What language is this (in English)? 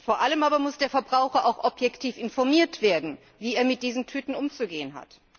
German